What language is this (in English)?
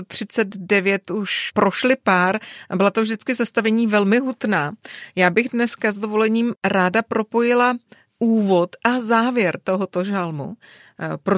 Czech